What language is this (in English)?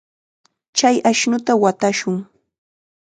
Chiquián Ancash Quechua